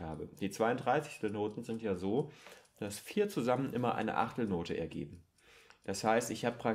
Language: German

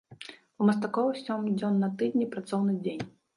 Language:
Belarusian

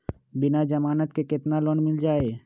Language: Magahi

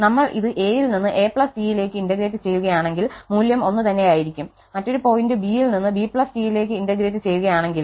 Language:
Malayalam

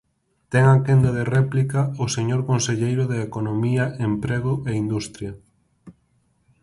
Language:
Galician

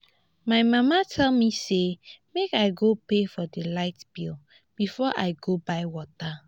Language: Nigerian Pidgin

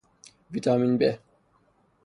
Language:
Persian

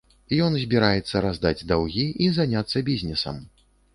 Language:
Belarusian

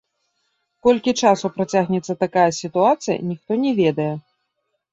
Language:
Belarusian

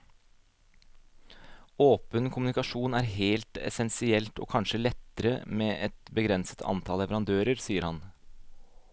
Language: Norwegian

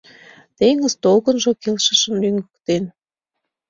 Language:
Mari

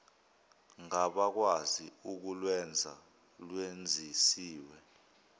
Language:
Zulu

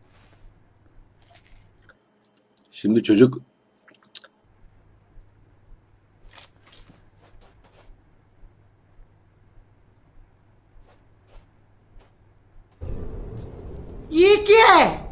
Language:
Turkish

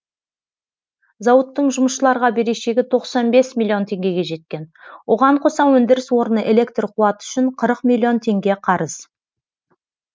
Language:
Kazakh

